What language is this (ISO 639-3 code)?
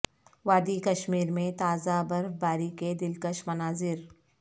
urd